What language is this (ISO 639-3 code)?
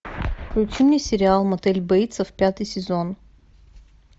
rus